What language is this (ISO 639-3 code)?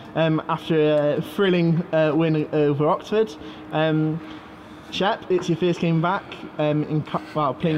eng